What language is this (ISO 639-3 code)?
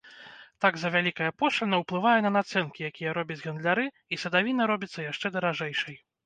bel